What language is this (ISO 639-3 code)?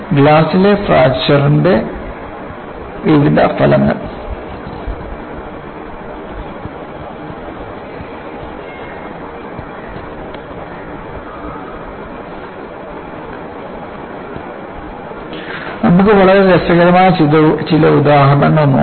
mal